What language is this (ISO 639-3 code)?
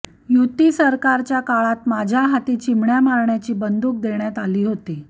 mar